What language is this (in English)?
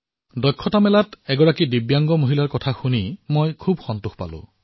Assamese